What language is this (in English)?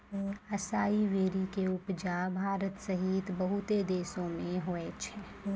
Maithili